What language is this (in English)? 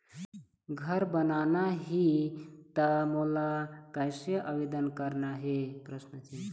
Chhattisgarhi